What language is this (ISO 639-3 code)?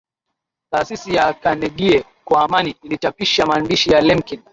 swa